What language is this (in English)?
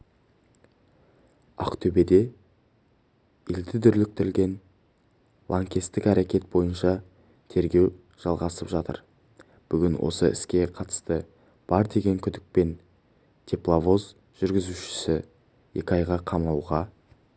Kazakh